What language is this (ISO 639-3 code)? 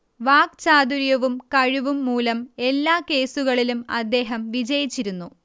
mal